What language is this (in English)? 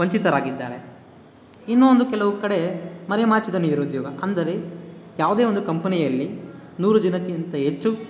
Kannada